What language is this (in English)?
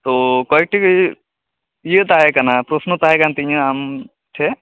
Santali